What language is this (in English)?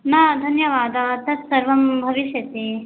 Sanskrit